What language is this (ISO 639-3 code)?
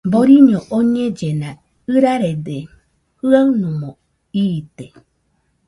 hux